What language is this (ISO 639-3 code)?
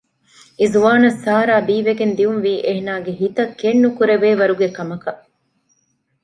div